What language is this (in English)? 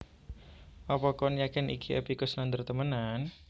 Javanese